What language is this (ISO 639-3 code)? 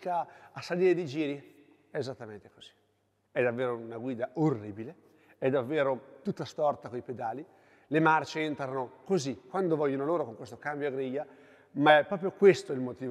ita